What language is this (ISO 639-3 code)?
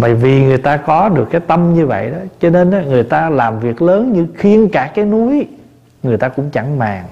vie